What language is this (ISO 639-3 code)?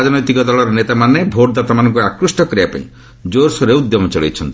ori